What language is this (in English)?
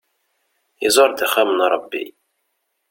Kabyle